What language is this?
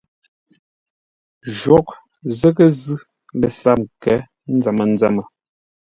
Ngombale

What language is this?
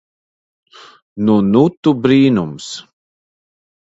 Latvian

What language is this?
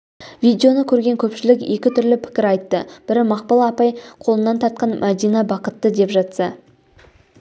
Kazakh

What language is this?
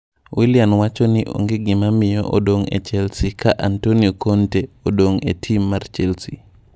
Luo (Kenya and Tanzania)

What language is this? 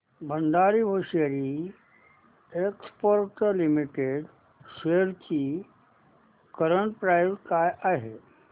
Marathi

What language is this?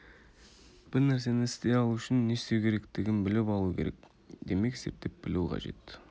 Kazakh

